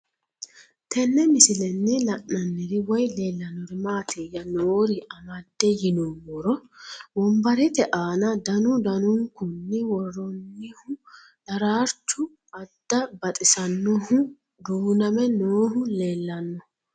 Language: Sidamo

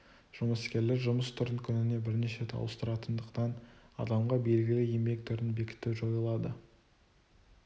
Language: Kazakh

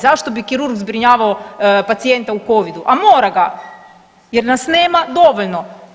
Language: Croatian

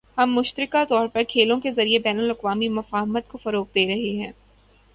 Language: Urdu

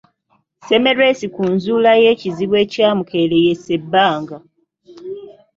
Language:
Ganda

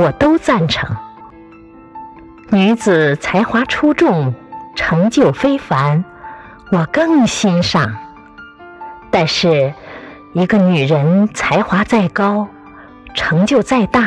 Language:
Chinese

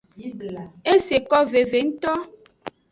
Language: Aja (Benin)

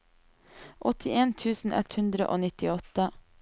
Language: Norwegian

